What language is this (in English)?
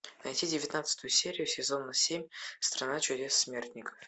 Russian